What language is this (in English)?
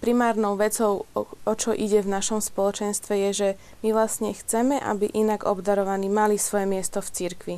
Slovak